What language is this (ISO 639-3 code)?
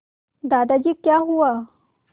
hin